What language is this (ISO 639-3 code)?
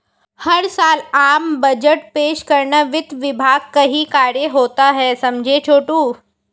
hin